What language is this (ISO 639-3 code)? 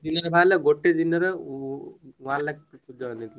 ori